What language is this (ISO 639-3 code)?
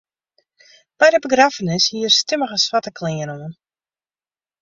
fry